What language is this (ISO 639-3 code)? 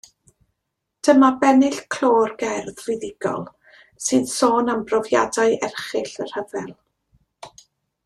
cym